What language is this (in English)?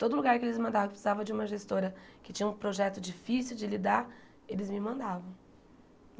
Portuguese